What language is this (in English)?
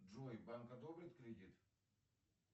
Russian